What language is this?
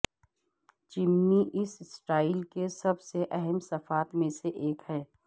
Urdu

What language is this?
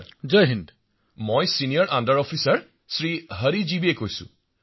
Assamese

